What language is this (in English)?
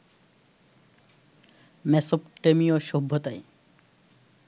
Bangla